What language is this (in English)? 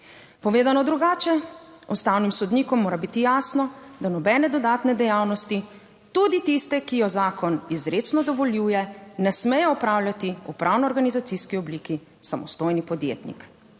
Slovenian